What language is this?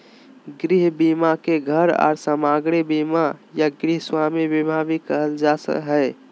Magahi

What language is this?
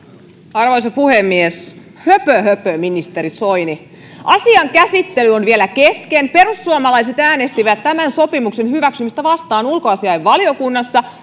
Finnish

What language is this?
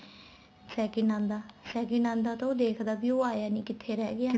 Punjabi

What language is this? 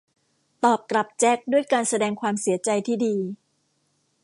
Thai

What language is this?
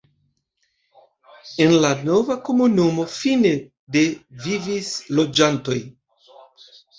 Esperanto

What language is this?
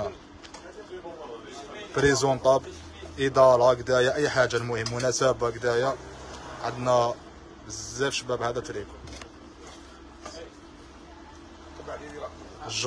Arabic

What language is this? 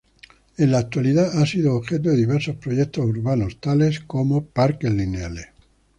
Spanish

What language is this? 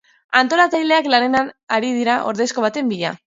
Basque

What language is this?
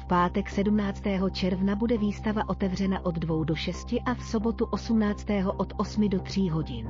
Czech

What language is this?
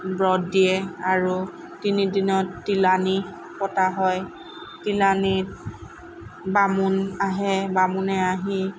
Assamese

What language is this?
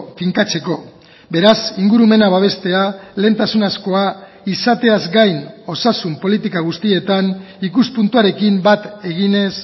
Basque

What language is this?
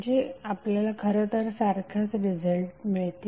Marathi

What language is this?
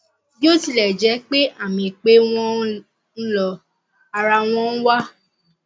Yoruba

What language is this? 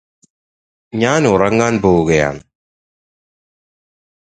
Malayalam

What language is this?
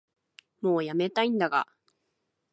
Japanese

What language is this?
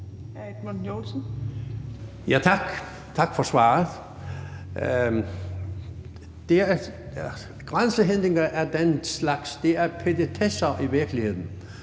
Danish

